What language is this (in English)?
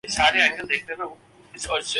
Urdu